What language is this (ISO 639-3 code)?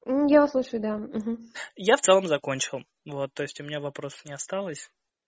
rus